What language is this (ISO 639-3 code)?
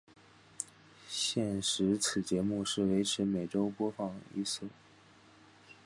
zho